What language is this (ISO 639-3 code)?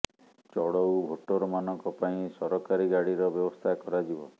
ori